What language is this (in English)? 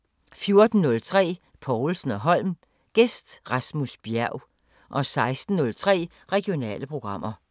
Danish